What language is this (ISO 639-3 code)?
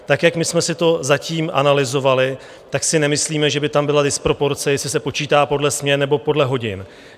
ces